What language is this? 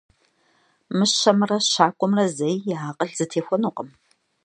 Kabardian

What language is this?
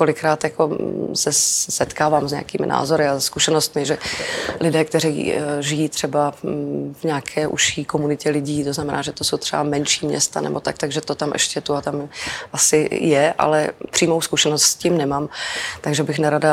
Czech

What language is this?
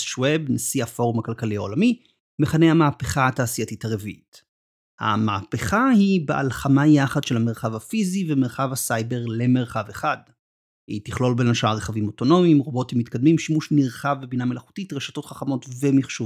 Hebrew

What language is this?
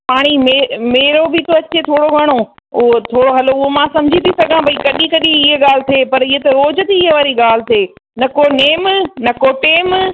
Sindhi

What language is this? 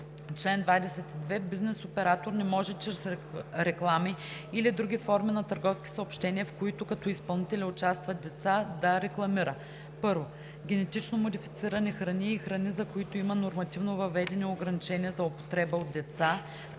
Bulgarian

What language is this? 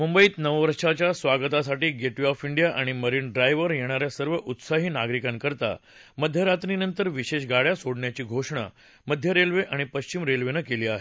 Marathi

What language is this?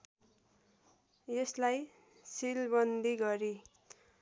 Nepali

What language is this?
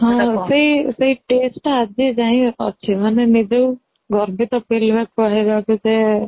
Odia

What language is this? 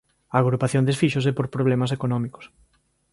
Galician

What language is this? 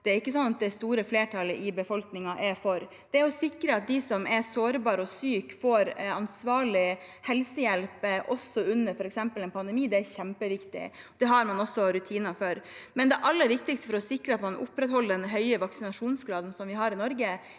Norwegian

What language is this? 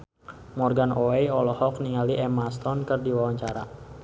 Sundanese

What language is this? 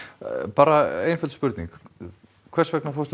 Icelandic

